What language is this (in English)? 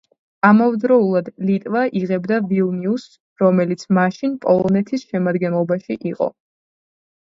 Georgian